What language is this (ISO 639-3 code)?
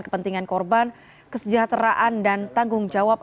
ind